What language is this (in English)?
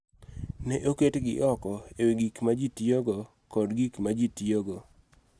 Luo (Kenya and Tanzania)